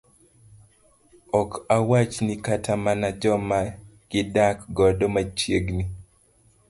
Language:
Luo (Kenya and Tanzania)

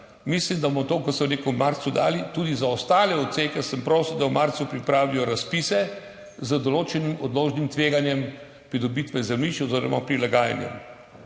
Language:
Slovenian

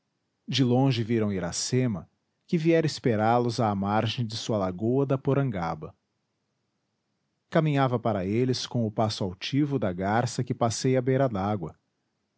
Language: Portuguese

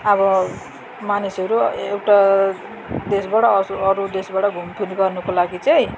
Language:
Nepali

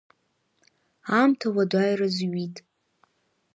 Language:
Abkhazian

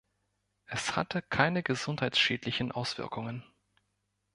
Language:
German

